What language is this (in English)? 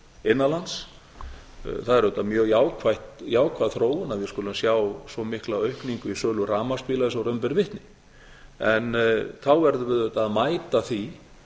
Icelandic